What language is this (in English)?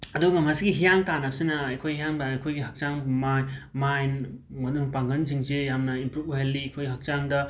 Manipuri